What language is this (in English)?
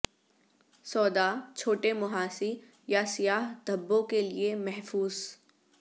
Urdu